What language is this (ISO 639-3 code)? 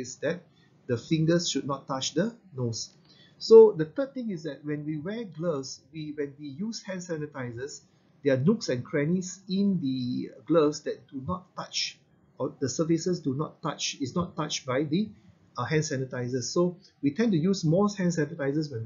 eng